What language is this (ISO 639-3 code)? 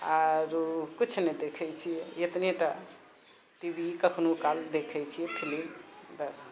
mai